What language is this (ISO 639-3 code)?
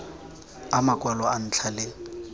tsn